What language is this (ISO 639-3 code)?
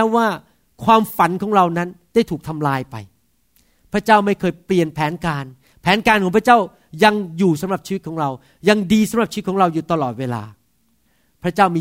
tha